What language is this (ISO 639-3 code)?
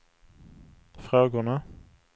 swe